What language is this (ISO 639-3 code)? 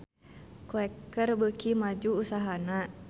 sun